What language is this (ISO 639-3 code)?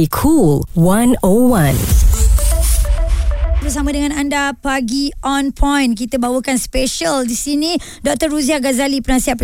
msa